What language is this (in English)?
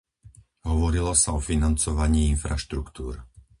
Slovak